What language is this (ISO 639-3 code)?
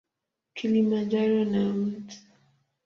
swa